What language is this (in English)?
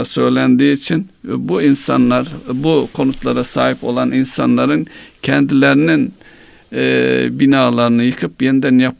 Turkish